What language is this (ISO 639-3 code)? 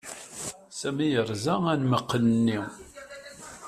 kab